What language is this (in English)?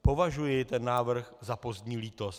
Czech